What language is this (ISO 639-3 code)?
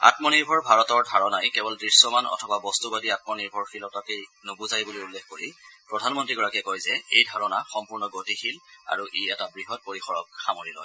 asm